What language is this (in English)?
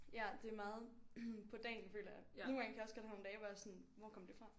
Danish